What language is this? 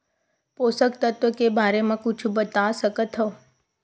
Chhattisgarhi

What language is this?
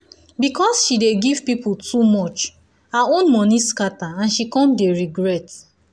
Nigerian Pidgin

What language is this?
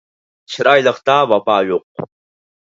Uyghur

